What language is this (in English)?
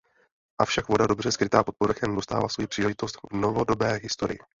Czech